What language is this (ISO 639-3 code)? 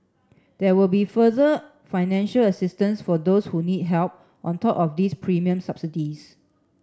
eng